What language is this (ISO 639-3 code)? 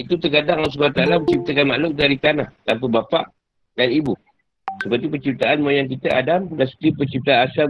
msa